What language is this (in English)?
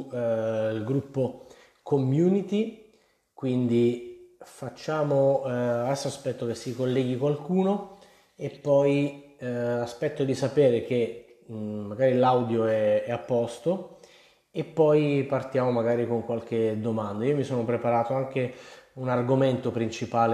Italian